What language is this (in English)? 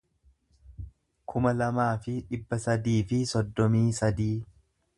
Oromo